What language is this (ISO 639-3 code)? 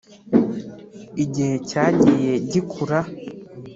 kin